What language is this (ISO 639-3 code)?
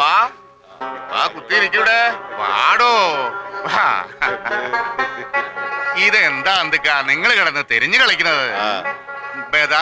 hin